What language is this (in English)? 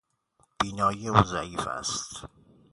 Persian